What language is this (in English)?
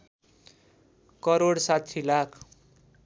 Nepali